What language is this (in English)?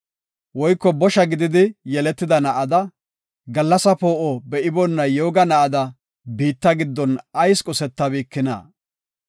Gofa